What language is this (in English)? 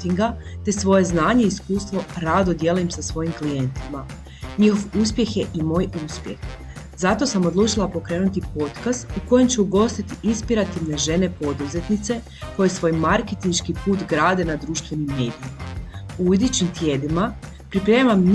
Croatian